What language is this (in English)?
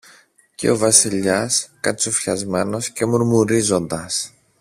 Greek